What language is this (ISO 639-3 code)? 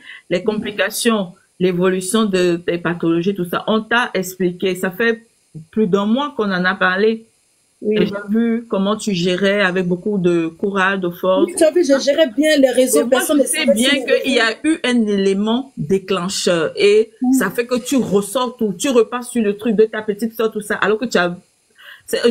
fra